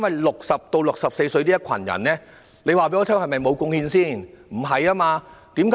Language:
Cantonese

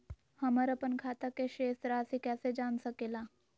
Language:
Magahi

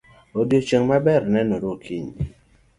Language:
Luo (Kenya and Tanzania)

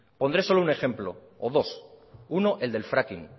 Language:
Spanish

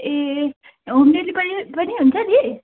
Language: Nepali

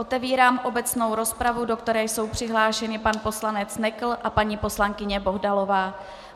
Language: Czech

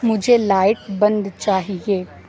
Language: Urdu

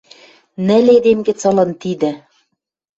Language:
Western Mari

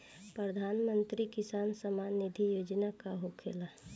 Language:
Bhojpuri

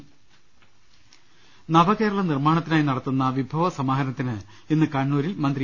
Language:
Malayalam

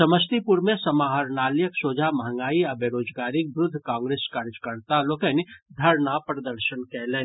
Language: Maithili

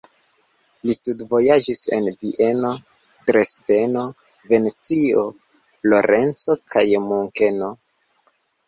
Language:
Esperanto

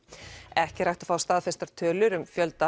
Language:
Icelandic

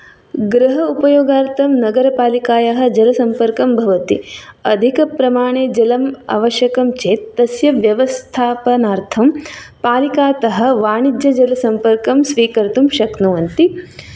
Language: Sanskrit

